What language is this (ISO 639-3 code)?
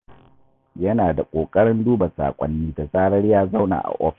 hau